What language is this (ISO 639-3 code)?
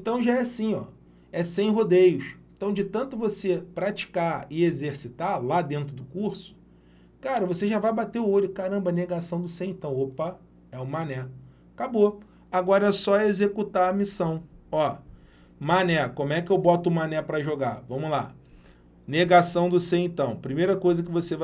por